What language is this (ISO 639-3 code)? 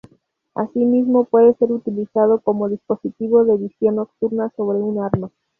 spa